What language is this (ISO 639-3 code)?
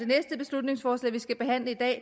dan